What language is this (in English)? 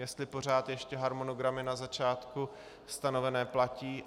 Czech